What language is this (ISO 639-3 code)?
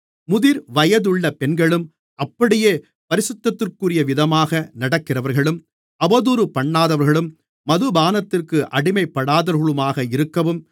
tam